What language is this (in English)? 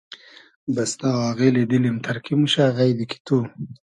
Hazaragi